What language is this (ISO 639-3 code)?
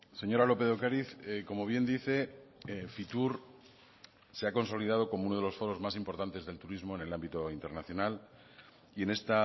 spa